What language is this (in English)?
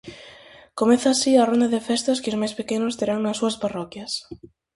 Galician